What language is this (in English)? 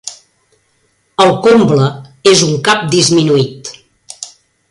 Catalan